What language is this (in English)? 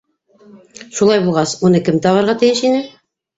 Bashkir